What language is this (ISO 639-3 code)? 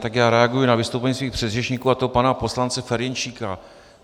ces